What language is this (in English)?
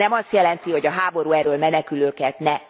Hungarian